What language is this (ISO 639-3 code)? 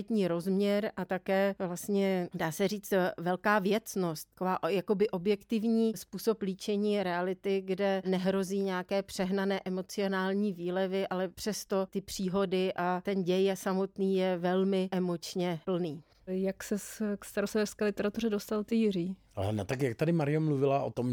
ces